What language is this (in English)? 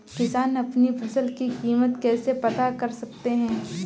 Hindi